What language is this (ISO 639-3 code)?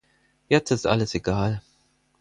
deu